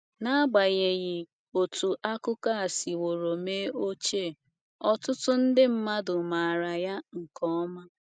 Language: Igbo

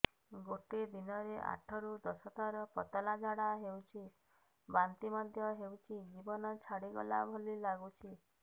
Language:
Odia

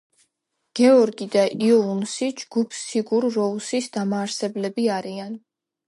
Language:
Georgian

